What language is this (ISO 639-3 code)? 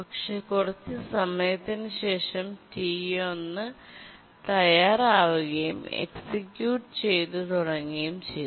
mal